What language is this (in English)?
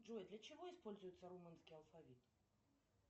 Russian